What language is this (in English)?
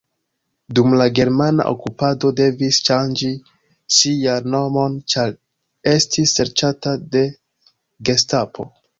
Esperanto